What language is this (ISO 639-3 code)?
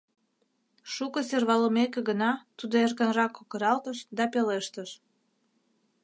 chm